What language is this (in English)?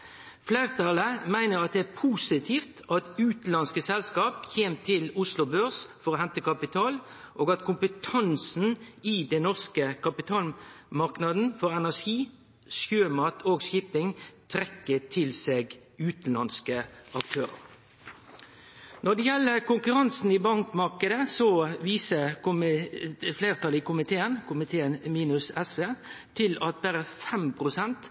Norwegian Nynorsk